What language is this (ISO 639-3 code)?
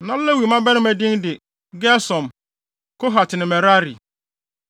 aka